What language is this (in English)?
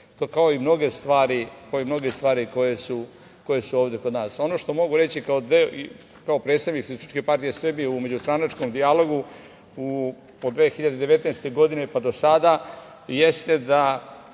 Serbian